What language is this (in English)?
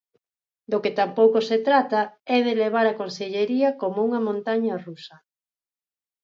Galician